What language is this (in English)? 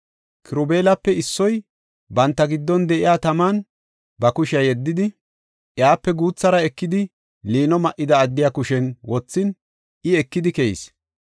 Gofa